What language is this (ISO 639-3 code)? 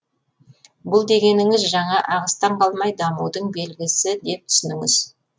kaz